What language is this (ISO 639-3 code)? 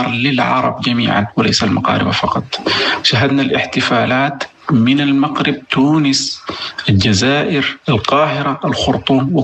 ara